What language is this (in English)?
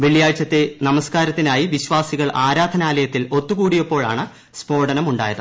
Malayalam